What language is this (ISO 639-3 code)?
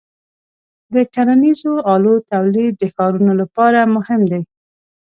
pus